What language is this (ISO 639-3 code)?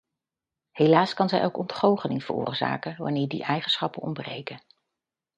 nld